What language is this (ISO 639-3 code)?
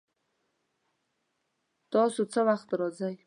pus